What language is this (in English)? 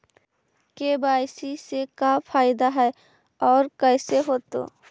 Magahi